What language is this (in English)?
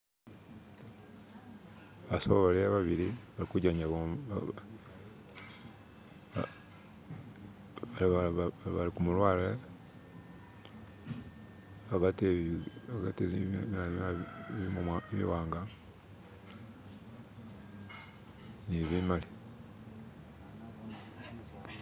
Masaaba